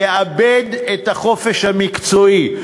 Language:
Hebrew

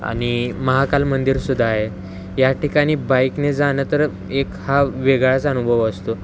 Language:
Marathi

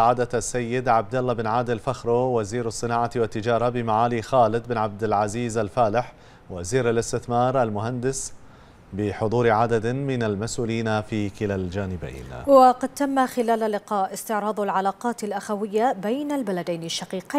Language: Arabic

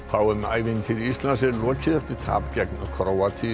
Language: Icelandic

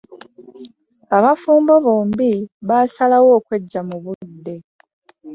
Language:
Ganda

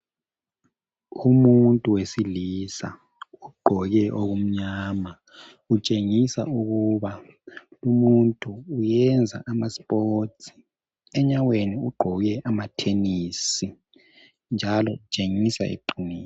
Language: North Ndebele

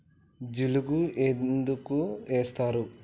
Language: Telugu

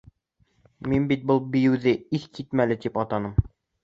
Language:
Bashkir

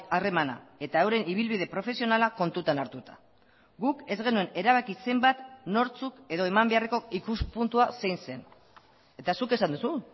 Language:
Basque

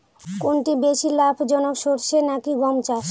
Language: Bangla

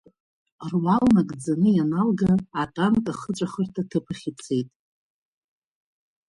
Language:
Abkhazian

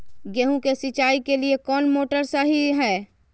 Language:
Magahi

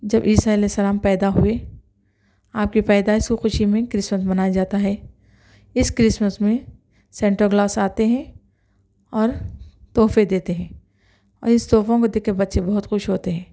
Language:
Urdu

